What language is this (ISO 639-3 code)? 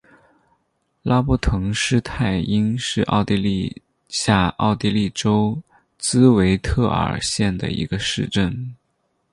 zho